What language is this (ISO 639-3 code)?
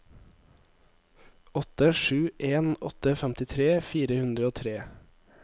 nor